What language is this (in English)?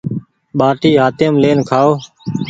Goaria